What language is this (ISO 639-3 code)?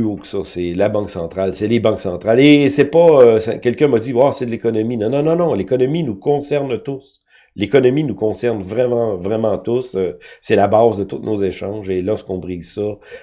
fra